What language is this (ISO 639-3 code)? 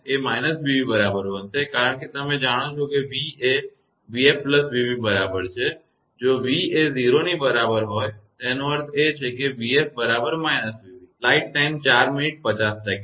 guj